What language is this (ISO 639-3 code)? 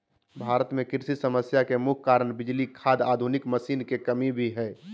mag